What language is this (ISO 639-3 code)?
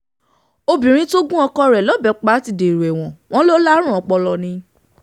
yor